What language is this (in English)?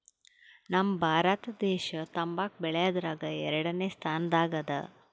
Kannada